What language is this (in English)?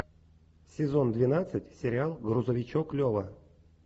Russian